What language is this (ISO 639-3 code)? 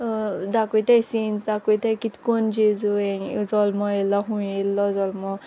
kok